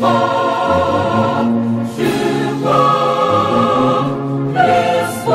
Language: Ukrainian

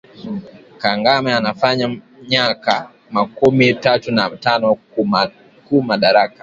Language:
Swahili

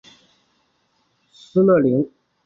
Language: Chinese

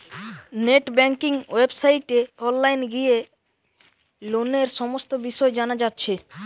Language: Bangla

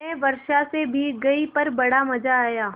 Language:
Hindi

